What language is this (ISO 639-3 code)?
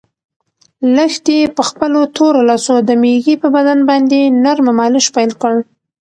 pus